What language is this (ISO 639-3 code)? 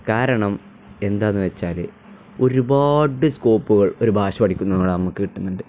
mal